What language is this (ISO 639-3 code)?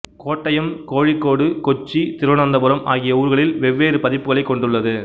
tam